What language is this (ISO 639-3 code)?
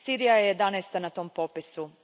hrv